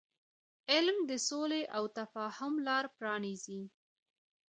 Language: Pashto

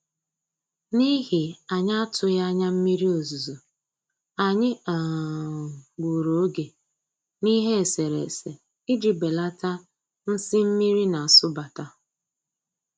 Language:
Igbo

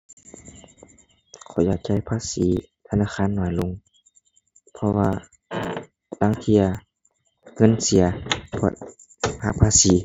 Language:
Thai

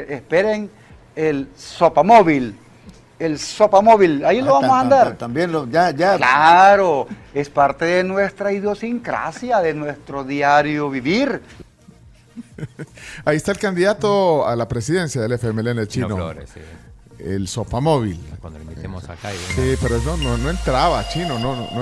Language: Spanish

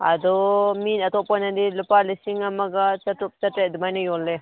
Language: Manipuri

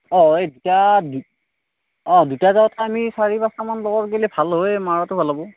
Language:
Assamese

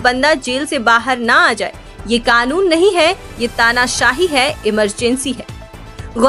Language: Hindi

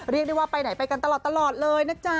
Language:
Thai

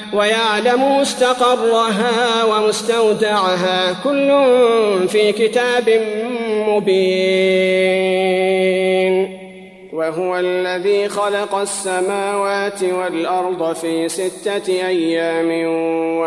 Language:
Arabic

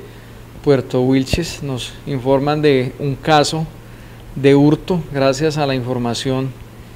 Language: Spanish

